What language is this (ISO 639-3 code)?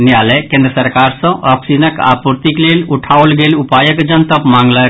mai